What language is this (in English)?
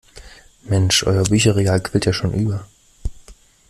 German